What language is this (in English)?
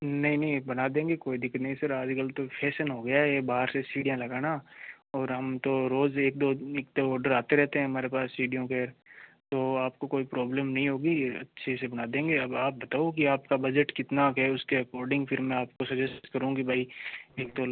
Hindi